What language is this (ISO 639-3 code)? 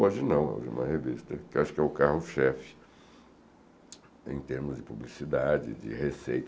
por